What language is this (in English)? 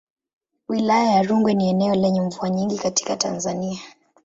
Swahili